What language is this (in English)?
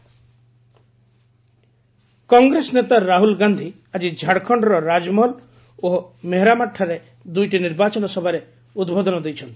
Odia